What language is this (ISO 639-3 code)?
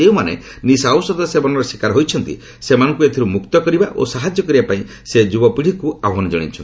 ori